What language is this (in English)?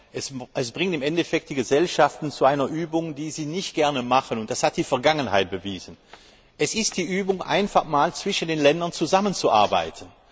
German